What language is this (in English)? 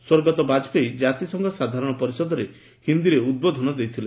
Odia